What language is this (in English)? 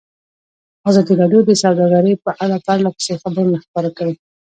Pashto